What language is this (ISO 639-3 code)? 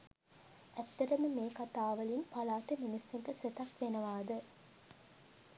sin